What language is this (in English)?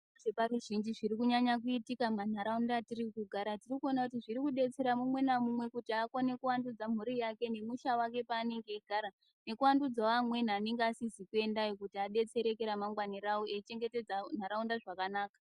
Ndau